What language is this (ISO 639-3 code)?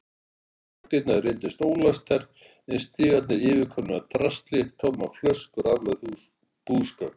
isl